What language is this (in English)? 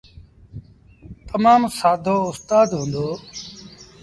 Sindhi Bhil